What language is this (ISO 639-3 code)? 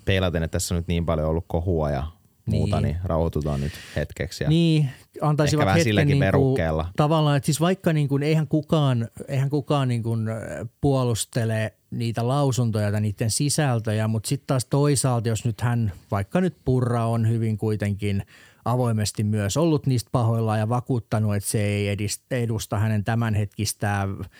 fin